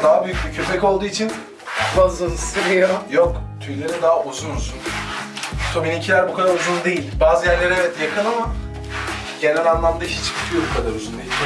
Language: Turkish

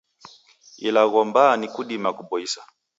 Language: Taita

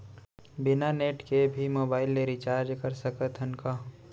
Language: Chhattisgarhi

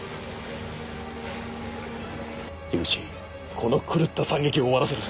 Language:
Japanese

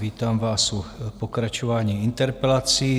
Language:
Czech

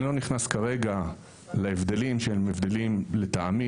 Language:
Hebrew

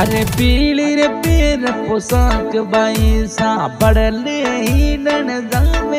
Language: Hindi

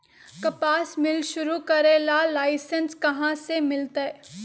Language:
Magahi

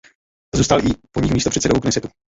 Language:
Czech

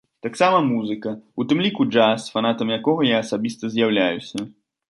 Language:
Belarusian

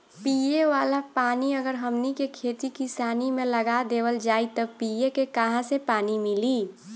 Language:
Bhojpuri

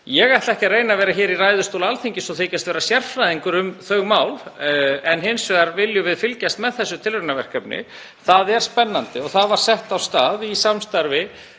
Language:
Icelandic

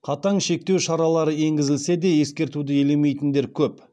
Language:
Kazakh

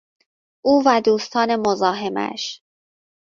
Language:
Persian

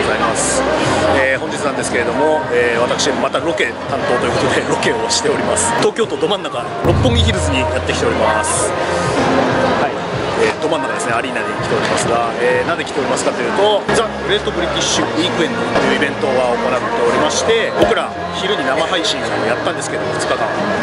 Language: Japanese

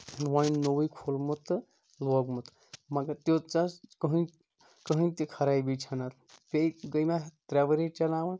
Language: Kashmiri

